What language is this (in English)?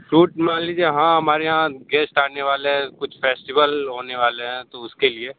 Hindi